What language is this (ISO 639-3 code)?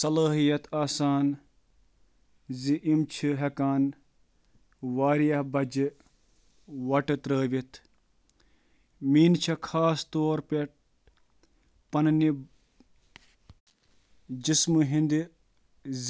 kas